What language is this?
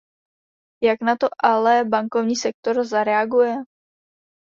Czech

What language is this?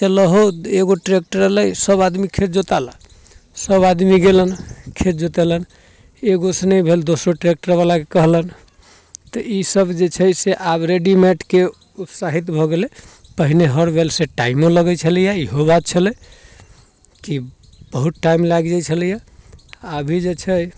Maithili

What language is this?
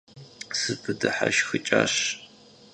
Kabardian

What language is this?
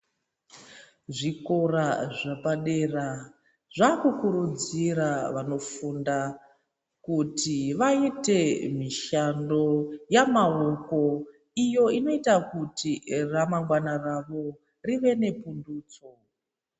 Ndau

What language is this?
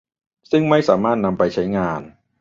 Thai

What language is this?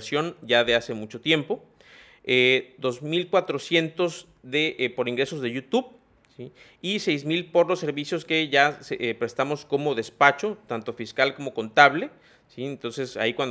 Spanish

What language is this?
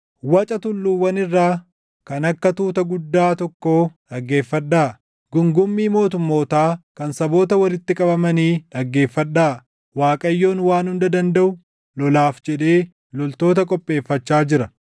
Oromo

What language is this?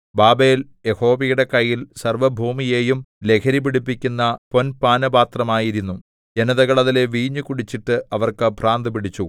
Malayalam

